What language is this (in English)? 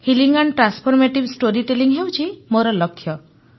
Odia